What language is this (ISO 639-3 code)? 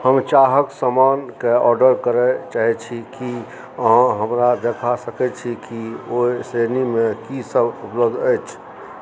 mai